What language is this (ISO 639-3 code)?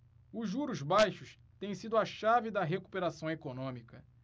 por